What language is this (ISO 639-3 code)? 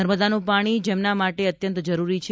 guj